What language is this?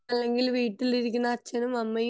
Malayalam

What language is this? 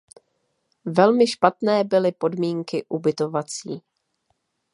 Czech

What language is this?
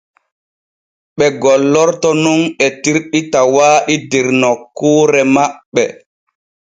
Borgu Fulfulde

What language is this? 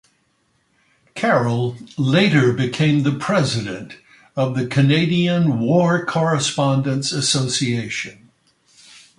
English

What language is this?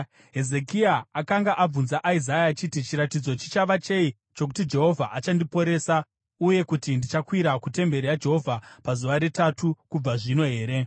Shona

